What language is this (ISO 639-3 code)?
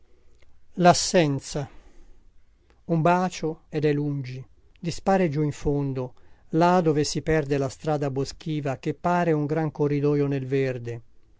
ita